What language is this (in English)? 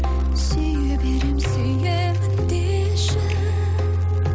Kazakh